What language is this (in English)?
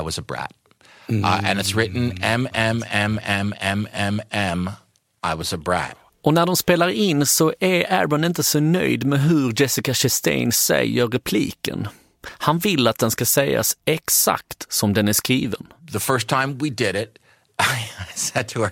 Swedish